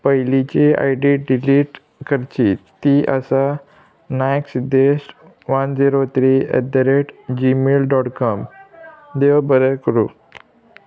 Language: Konkani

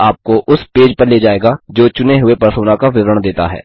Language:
Hindi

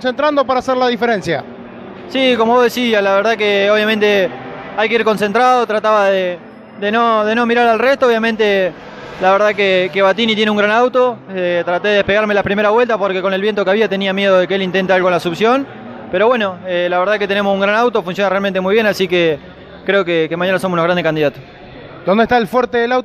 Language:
Spanish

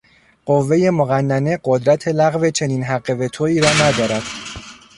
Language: Persian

